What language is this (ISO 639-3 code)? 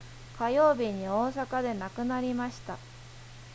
jpn